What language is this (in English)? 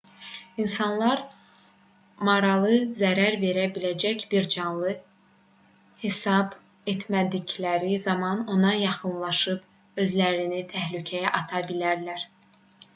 Azerbaijani